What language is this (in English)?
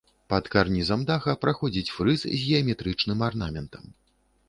Belarusian